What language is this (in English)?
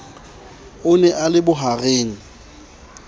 Southern Sotho